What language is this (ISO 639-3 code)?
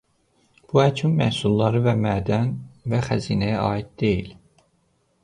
aze